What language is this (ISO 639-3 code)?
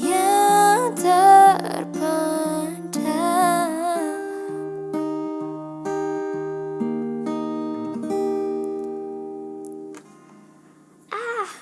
ind